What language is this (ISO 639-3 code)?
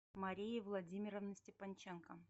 rus